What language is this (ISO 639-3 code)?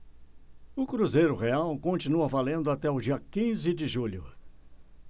por